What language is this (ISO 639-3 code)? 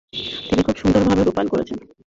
ben